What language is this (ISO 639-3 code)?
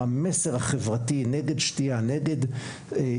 heb